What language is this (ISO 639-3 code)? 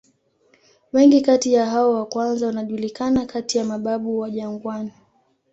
swa